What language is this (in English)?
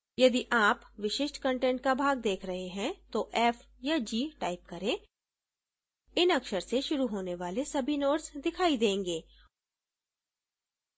Hindi